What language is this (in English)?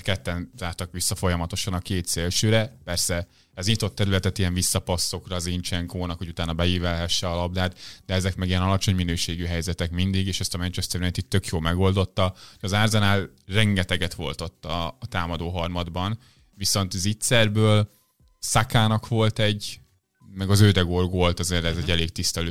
Hungarian